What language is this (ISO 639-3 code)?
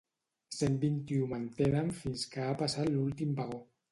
cat